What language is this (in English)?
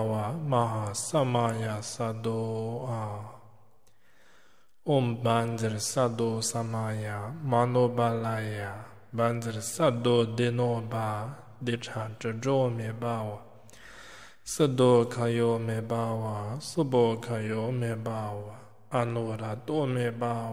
Romanian